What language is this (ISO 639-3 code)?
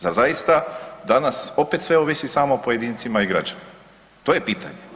hrv